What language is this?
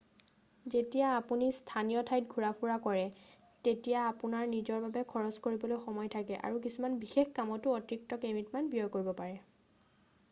Assamese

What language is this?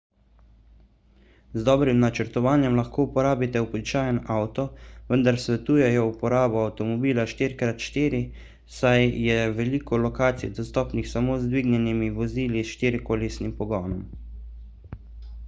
Slovenian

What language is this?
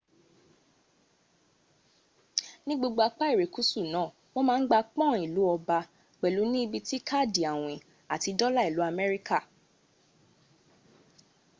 Yoruba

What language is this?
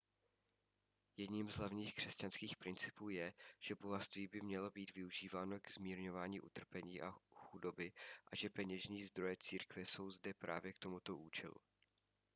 Czech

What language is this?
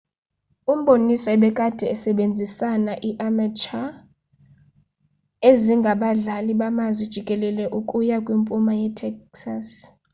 Xhosa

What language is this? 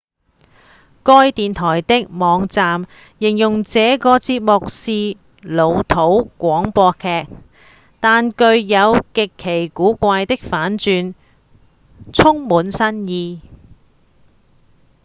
Cantonese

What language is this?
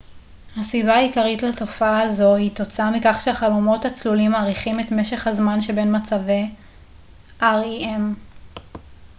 Hebrew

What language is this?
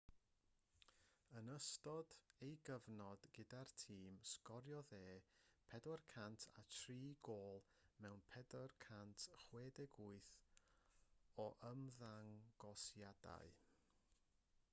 Welsh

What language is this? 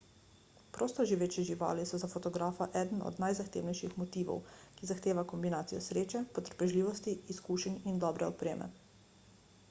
Slovenian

